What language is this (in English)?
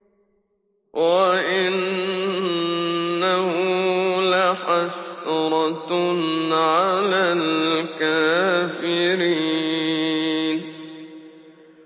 Arabic